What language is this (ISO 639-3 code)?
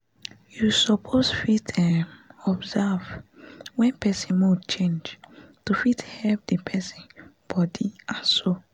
pcm